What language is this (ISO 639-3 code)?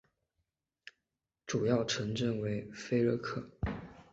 zho